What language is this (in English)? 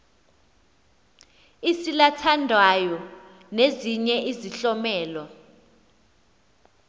Xhosa